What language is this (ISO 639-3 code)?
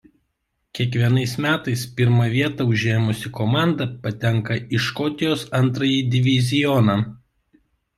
lit